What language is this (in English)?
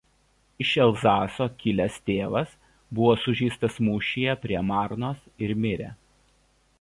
Lithuanian